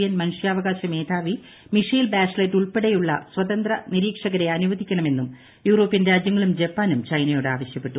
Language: Malayalam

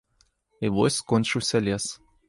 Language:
Belarusian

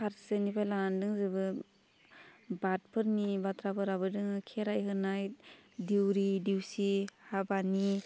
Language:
Bodo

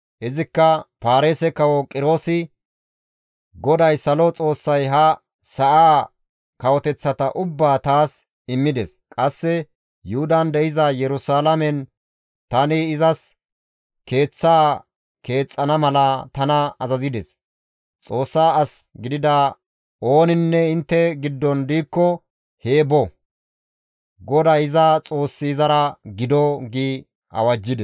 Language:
Gamo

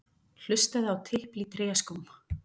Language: Icelandic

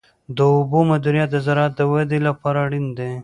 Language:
Pashto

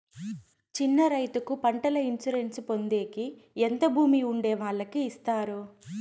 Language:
Telugu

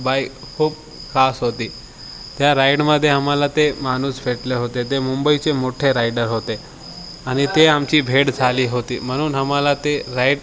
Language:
Marathi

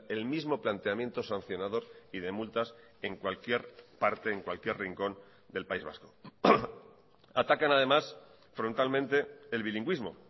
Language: Spanish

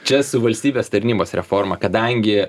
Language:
Lithuanian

